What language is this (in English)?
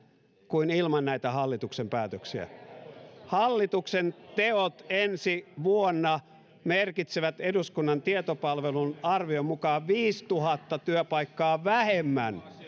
Finnish